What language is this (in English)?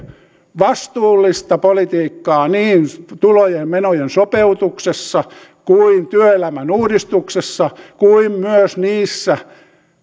Finnish